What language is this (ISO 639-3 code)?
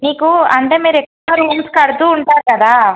tel